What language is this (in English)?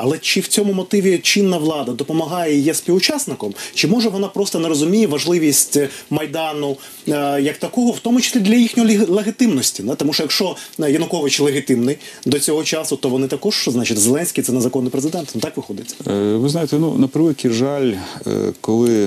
Ukrainian